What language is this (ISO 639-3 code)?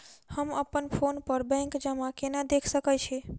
mai